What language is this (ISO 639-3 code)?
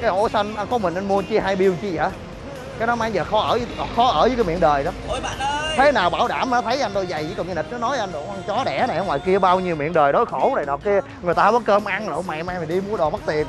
vie